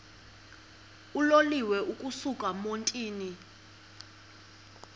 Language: Xhosa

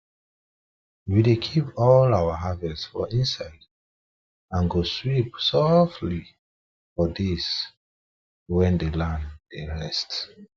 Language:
Nigerian Pidgin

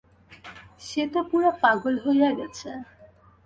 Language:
Bangla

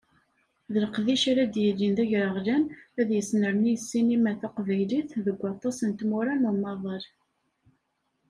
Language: Kabyle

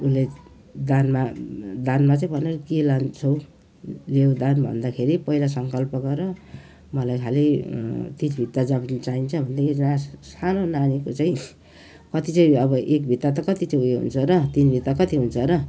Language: Nepali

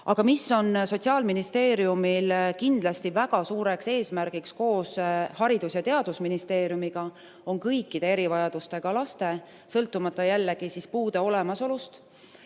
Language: Estonian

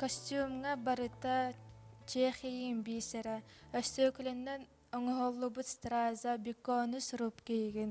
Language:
Turkish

